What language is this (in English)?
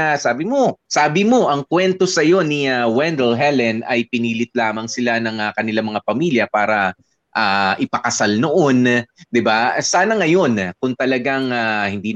Filipino